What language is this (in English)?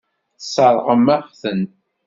Kabyle